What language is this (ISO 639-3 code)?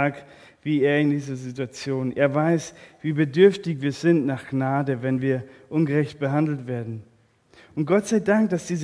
deu